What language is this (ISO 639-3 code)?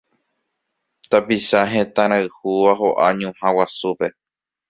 grn